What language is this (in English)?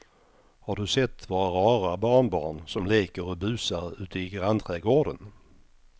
Swedish